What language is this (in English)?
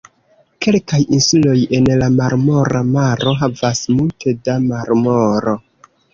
Esperanto